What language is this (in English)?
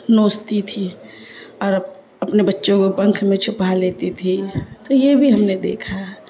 Urdu